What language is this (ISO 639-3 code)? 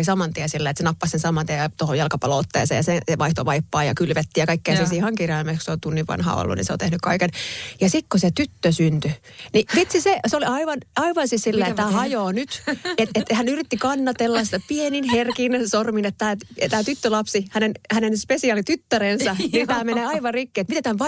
fin